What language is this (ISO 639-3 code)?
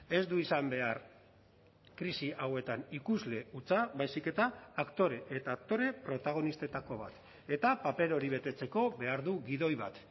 eus